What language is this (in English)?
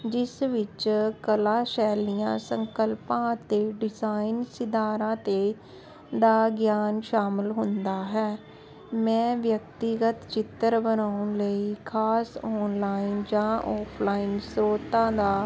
Punjabi